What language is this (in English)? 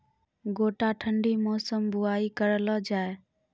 Maithili